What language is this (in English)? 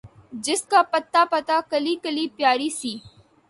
Urdu